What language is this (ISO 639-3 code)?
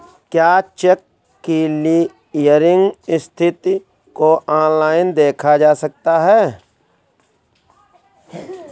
hin